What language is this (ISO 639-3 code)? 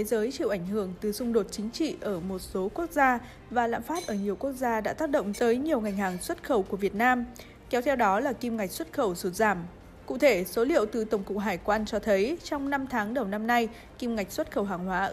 vie